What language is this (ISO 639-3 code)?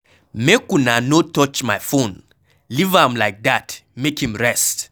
pcm